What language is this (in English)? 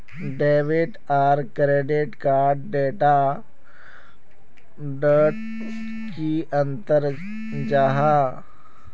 Magahi